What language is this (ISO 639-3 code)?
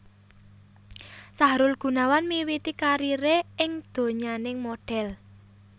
jav